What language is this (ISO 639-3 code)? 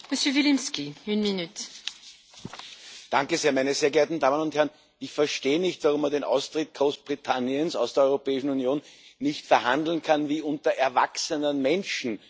deu